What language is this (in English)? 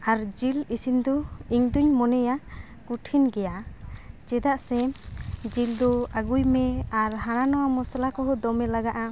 Santali